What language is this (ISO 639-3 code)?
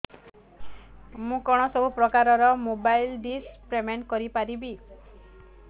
ori